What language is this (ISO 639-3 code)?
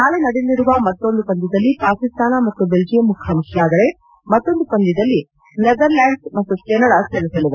kan